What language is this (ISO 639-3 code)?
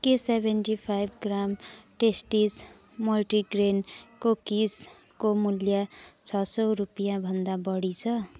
nep